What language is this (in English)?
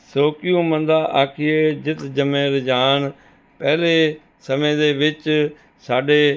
Punjabi